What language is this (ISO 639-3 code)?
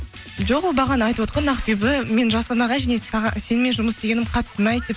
kaz